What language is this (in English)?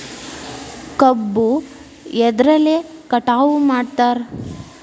Kannada